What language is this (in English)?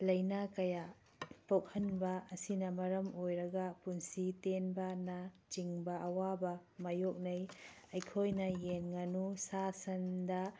Manipuri